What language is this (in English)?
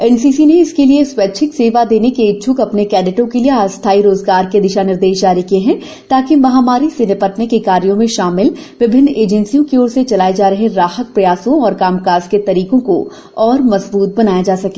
Hindi